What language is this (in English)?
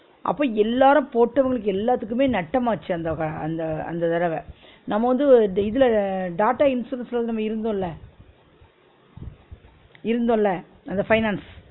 Tamil